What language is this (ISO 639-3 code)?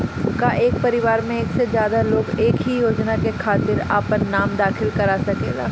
bho